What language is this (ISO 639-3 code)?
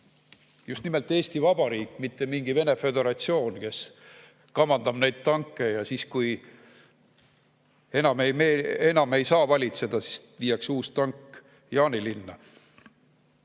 est